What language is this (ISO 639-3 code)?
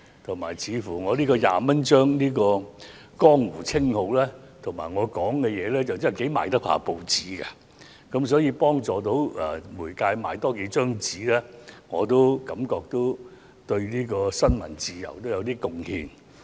yue